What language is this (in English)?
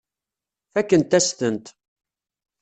Kabyle